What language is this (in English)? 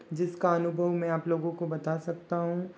Hindi